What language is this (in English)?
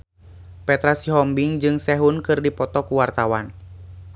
Sundanese